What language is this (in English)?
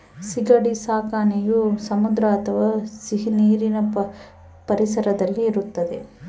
Kannada